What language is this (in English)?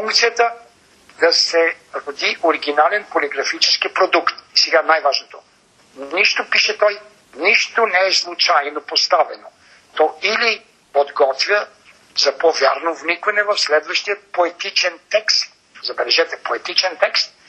Bulgarian